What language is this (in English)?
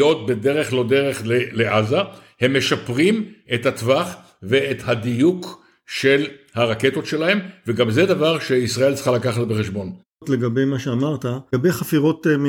Hebrew